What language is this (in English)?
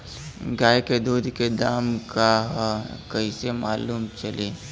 Bhojpuri